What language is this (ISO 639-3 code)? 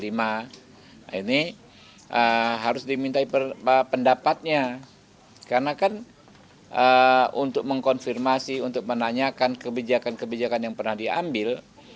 ind